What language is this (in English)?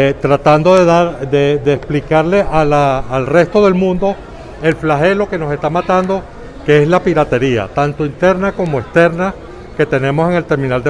Spanish